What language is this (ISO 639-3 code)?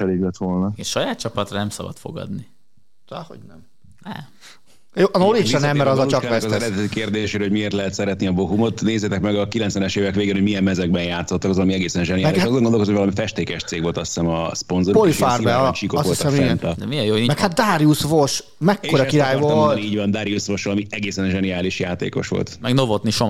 hun